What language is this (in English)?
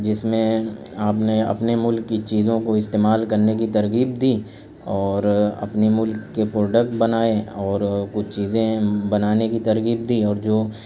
Urdu